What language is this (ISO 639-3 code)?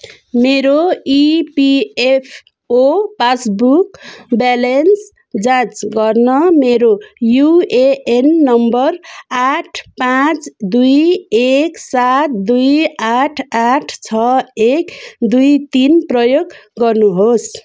nep